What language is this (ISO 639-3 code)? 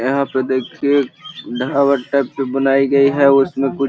mag